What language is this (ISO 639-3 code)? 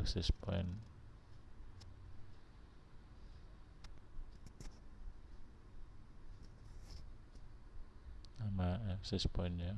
ind